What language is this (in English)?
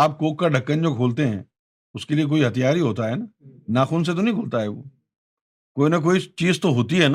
Urdu